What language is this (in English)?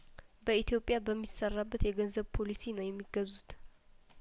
Amharic